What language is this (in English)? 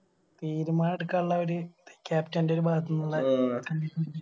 Malayalam